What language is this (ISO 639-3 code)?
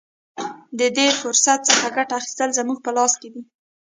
pus